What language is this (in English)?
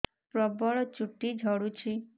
Odia